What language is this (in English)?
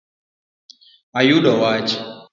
Luo (Kenya and Tanzania)